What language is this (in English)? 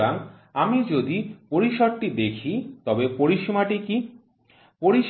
Bangla